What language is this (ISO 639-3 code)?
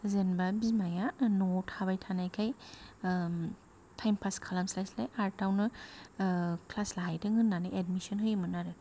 brx